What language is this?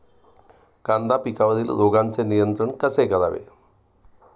Marathi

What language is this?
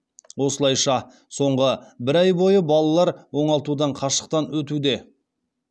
Kazakh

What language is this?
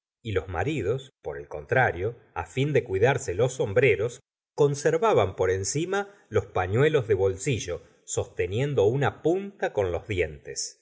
Spanish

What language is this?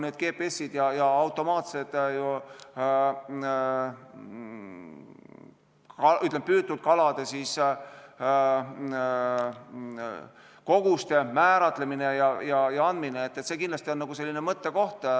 Estonian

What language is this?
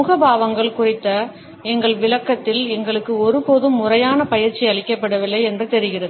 Tamil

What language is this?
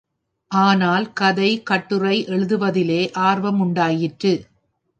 Tamil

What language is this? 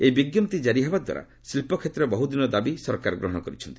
Odia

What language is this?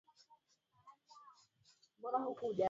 Swahili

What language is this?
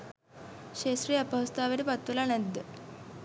Sinhala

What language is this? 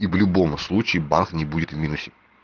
Russian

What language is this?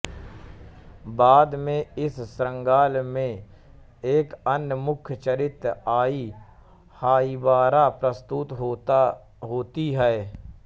Hindi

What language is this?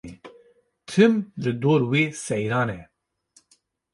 Kurdish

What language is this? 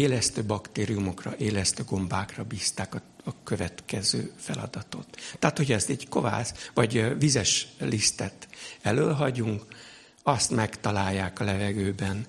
Hungarian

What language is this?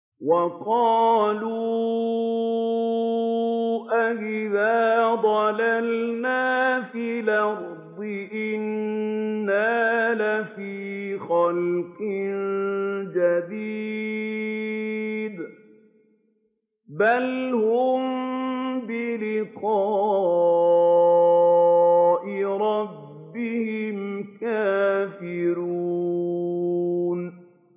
Arabic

